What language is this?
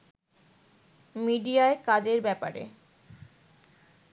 Bangla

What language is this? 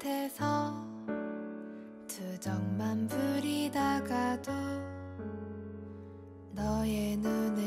Korean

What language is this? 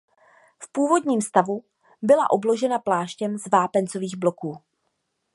Czech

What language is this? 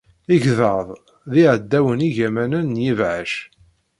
Kabyle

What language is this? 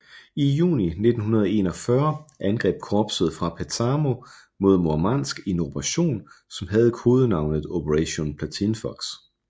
Danish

